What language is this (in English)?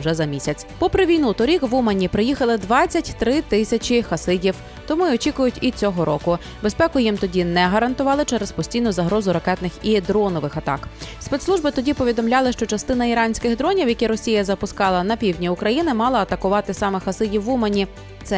Ukrainian